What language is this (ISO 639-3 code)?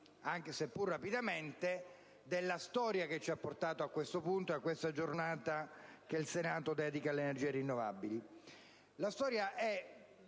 ita